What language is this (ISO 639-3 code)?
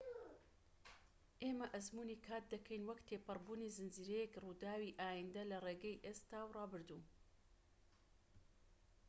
ckb